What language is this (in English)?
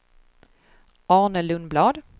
Swedish